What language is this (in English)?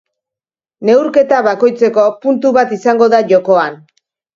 Basque